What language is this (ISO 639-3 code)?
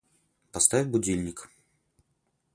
rus